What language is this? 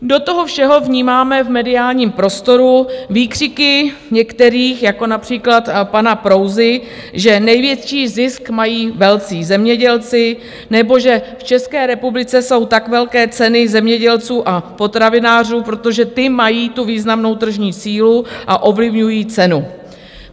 Czech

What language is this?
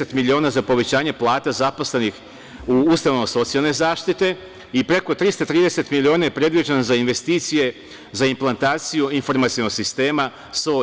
Serbian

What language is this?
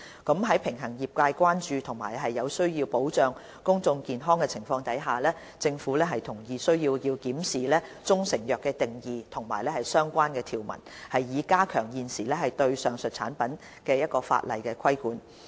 Cantonese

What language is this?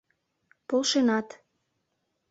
Mari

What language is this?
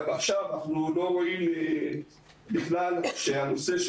Hebrew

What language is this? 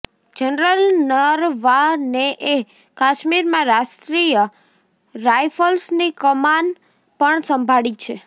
Gujarati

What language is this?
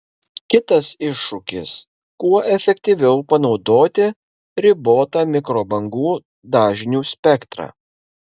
Lithuanian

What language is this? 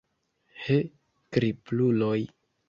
Esperanto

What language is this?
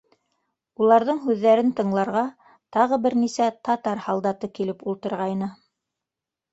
Bashkir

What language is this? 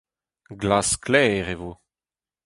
Breton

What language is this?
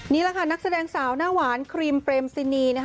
Thai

